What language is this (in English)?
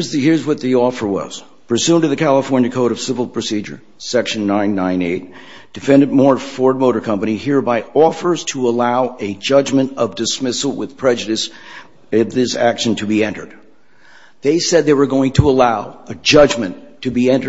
English